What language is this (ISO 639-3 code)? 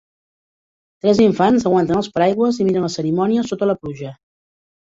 cat